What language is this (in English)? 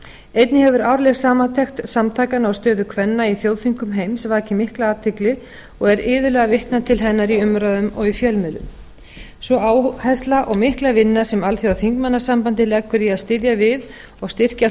Icelandic